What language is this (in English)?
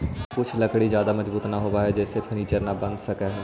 Magahi